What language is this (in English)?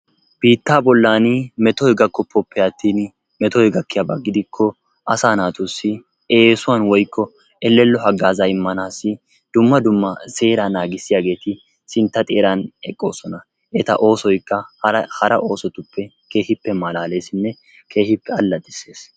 Wolaytta